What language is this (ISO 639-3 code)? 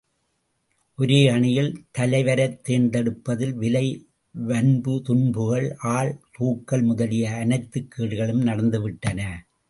tam